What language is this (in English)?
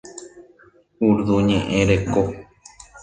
Guarani